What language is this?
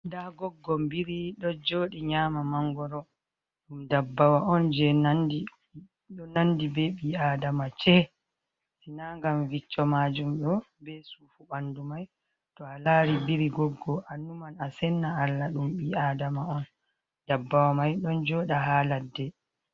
Fula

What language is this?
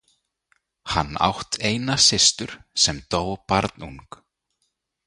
Icelandic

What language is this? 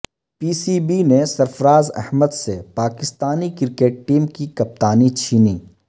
Urdu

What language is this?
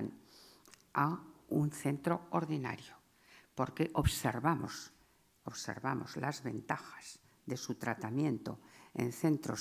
Spanish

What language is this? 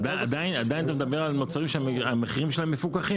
Hebrew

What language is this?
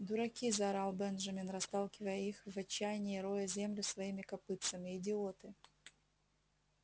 Russian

